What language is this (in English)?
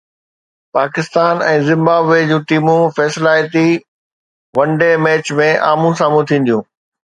Sindhi